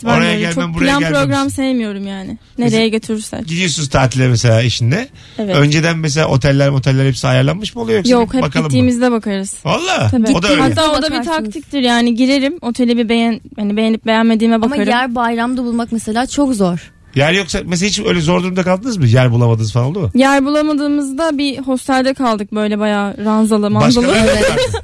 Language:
Turkish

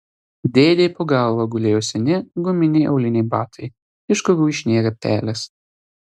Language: Lithuanian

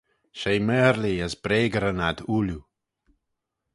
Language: Manx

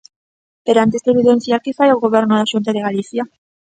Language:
Galician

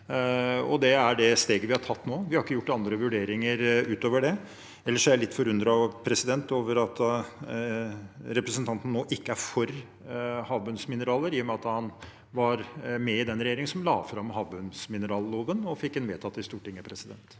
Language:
Norwegian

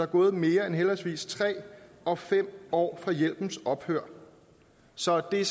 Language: Danish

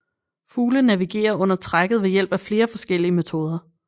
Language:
Danish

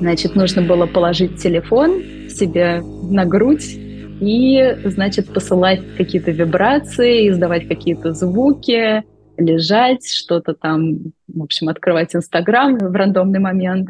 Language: Russian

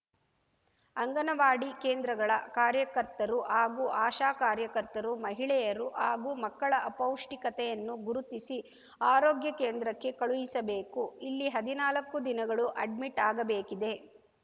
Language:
Kannada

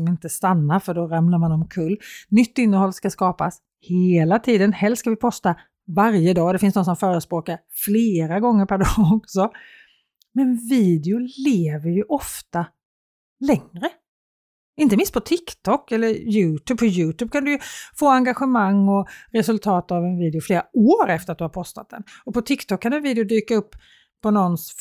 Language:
Swedish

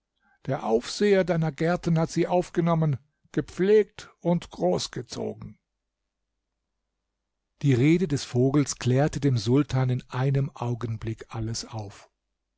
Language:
German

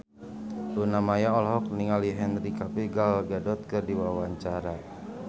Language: Sundanese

